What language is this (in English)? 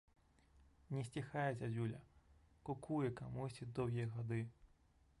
Belarusian